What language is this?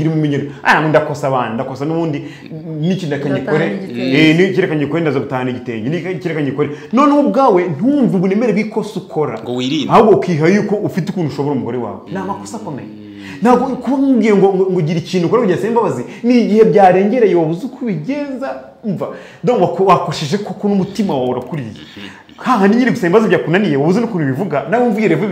Romanian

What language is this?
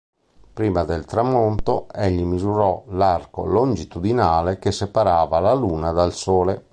Italian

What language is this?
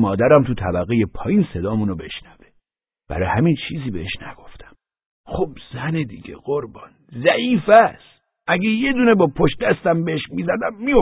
Persian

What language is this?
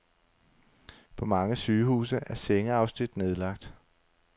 Danish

